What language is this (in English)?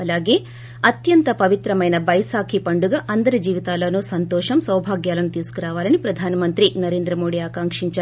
Telugu